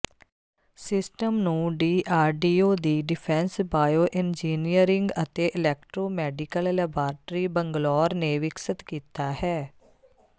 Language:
Punjabi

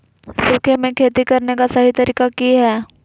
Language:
Magahi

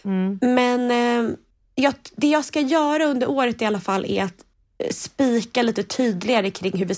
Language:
Swedish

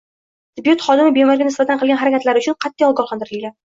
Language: Uzbek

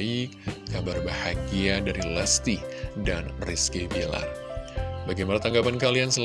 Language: Indonesian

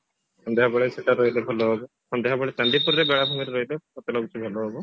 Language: Odia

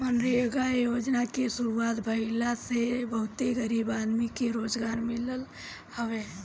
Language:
Bhojpuri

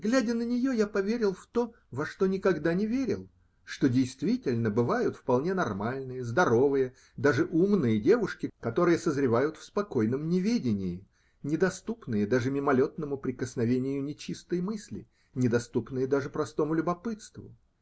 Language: Russian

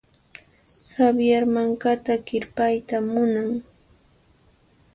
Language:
Puno Quechua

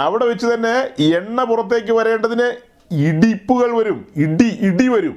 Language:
Malayalam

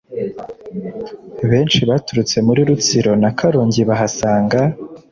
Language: Kinyarwanda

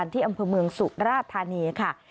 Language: Thai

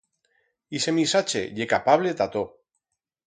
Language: Aragonese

